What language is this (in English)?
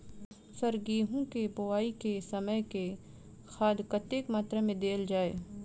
Maithili